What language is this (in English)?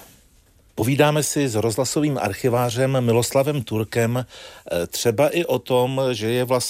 Czech